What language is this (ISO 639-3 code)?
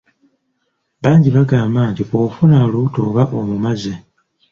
lug